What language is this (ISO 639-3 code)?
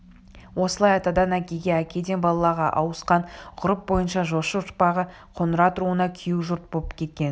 kaz